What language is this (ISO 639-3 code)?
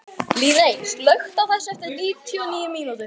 isl